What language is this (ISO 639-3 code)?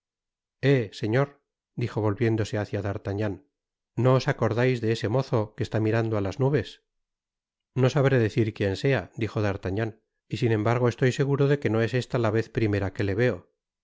spa